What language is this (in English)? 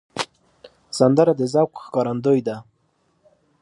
Pashto